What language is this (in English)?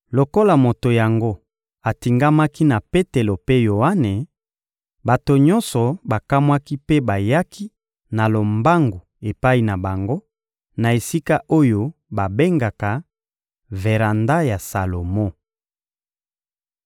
Lingala